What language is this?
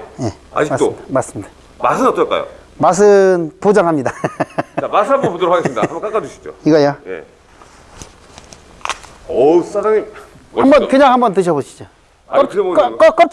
Korean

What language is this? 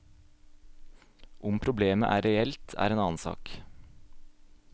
Norwegian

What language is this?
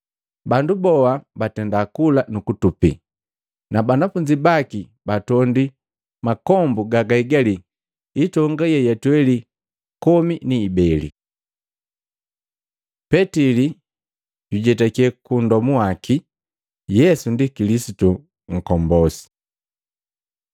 Matengo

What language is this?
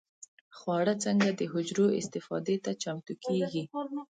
Pashto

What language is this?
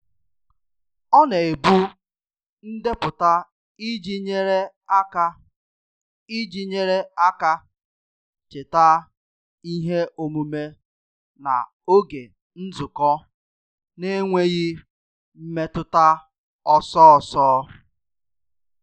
Igbo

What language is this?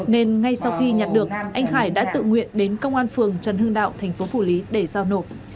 Vietnamese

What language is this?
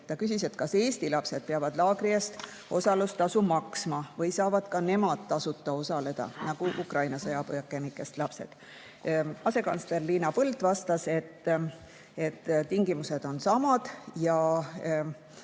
Estonian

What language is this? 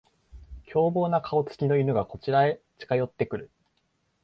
Japanese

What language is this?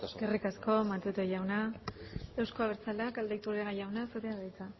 Basque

